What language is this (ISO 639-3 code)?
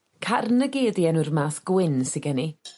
cym